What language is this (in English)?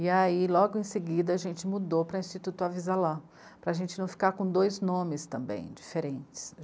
Portuguese